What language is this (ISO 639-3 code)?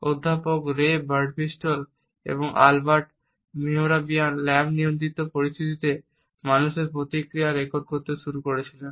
ben